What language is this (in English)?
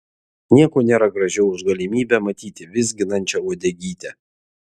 Lithuanian